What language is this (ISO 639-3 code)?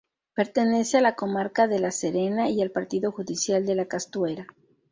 spa